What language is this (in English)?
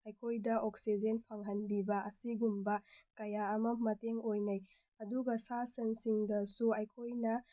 Manipuri